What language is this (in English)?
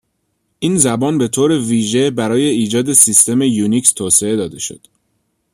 Persian